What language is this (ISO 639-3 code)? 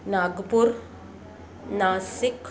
snd